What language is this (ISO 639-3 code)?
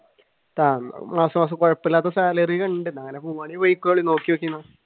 mal